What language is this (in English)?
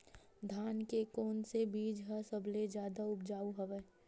Chhattisgarhi